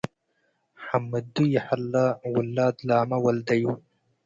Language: Tigre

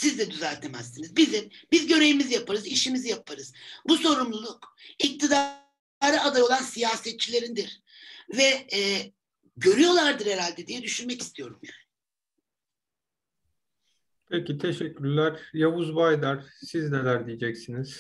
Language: Turkish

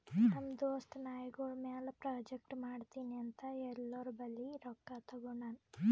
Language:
Kannada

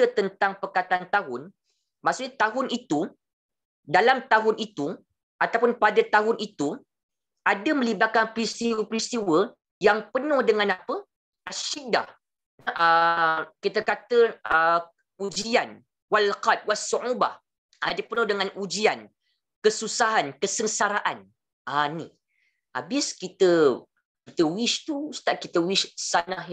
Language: Malay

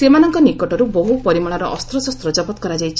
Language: Odia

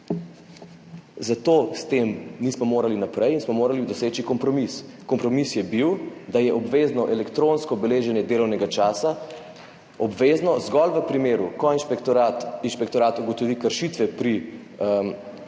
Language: Slovenian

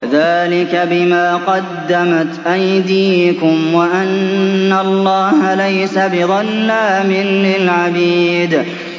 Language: Arabic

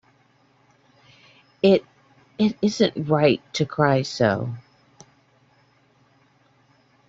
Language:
English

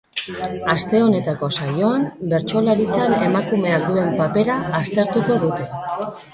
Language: Basque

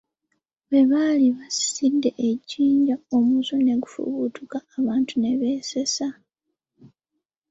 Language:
Ganda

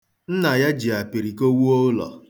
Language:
Igbo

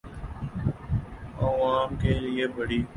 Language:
Urdu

